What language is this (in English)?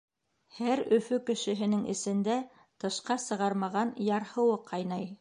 Bashkir